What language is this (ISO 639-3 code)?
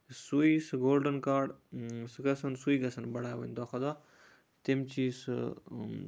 kas